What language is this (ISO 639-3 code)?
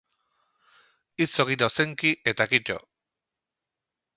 eus